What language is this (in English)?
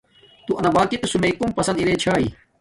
Domaaki